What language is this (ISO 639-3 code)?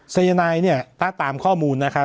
tha